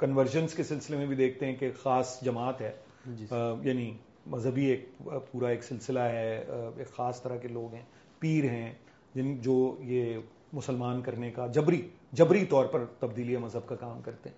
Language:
Urdu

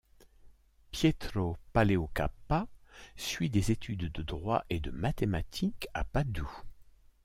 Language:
French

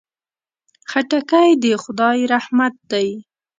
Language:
Pashto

